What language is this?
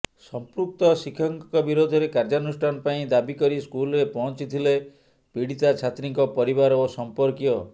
Odia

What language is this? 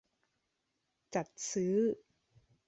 Thai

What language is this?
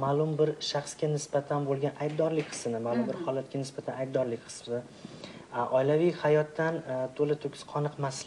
Turkish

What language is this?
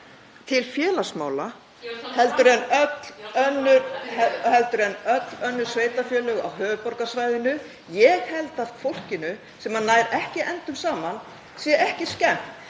Icelandic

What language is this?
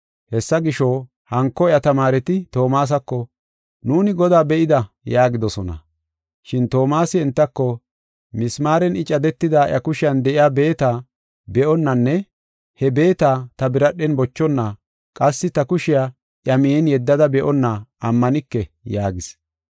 Gofa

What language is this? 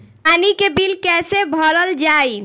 Bhojpuri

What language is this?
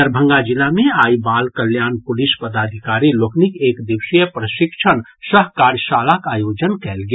Maithili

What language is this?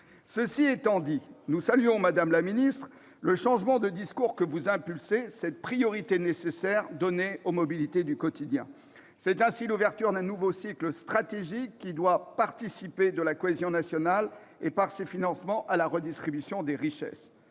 French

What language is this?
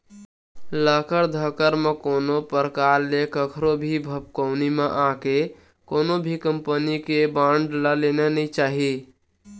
Chhattisgarhi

